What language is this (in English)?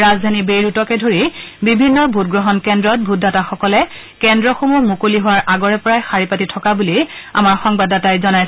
Assamese